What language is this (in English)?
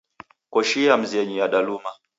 Taita